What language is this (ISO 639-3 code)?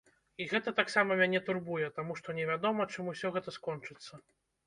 bel